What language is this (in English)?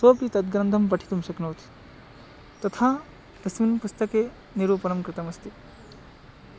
Sanskrit